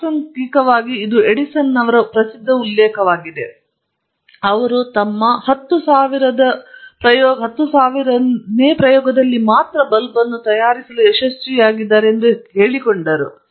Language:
Kannada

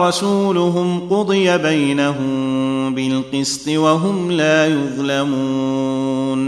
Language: Arabic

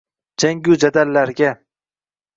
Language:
Uzbek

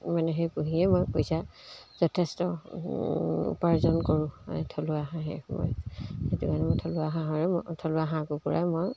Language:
Assamese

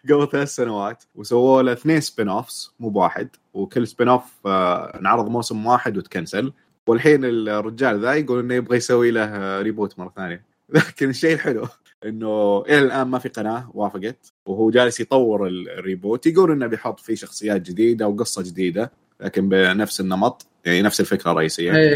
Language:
Arabic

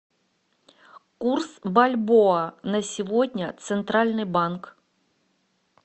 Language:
Russian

